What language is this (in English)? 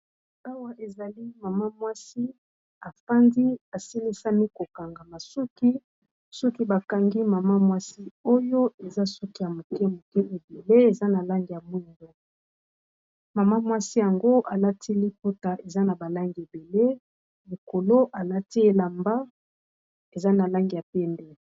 Lingala